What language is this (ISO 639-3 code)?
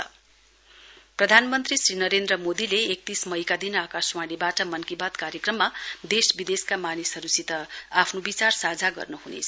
nep